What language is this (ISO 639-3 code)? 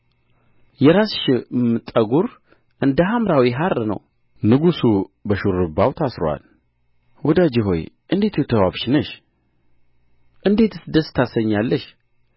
amh